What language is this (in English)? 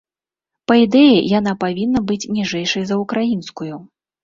Belarusian